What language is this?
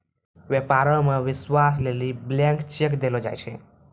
Maithili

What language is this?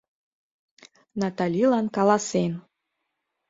Mari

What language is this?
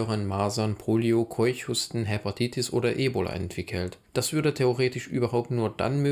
German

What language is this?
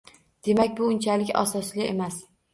Uzbek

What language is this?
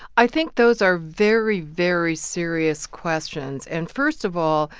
English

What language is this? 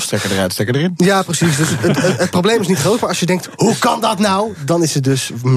Dutch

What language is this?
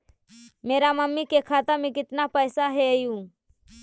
Magahi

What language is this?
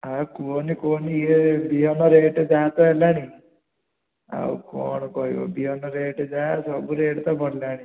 Odia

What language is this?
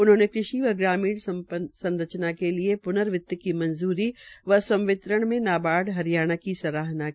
Hindi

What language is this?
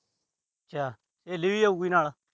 Punjabi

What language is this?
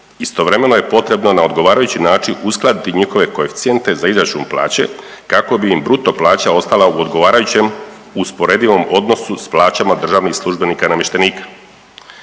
Croatian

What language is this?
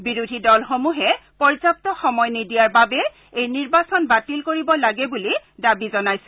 Assamese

